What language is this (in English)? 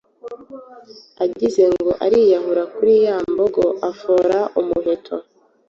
Kinyarwanda